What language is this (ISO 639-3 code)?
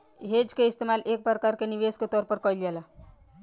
bho